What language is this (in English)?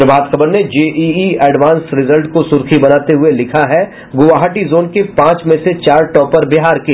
Hindi